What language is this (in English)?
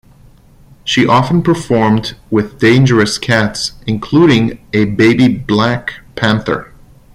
English